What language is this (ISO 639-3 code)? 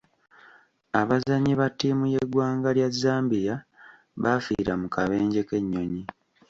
lug